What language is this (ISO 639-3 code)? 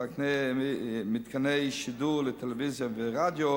heb